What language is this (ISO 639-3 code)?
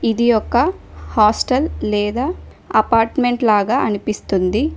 tel